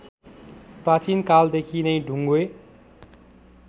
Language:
Nepali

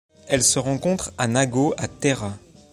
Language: French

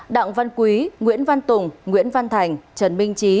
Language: Vietnamese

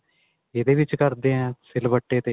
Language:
Punjabi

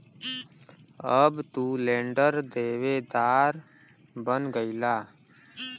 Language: Bhojpuri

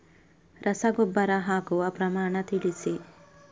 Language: Kannada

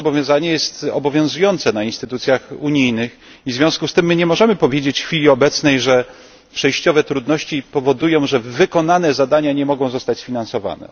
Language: Polish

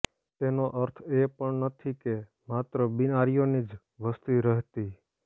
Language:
Gujarati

